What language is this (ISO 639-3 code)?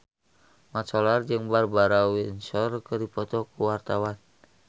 sun